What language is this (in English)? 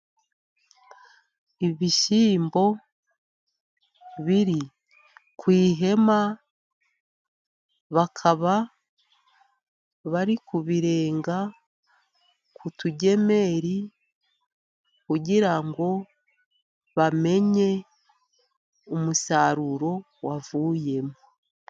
Kinyarwanda